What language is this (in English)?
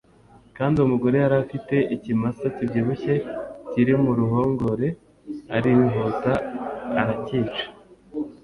Kinyarwanda